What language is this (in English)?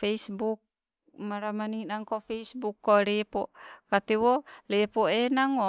Sibe